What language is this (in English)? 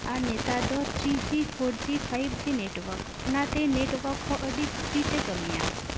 Santali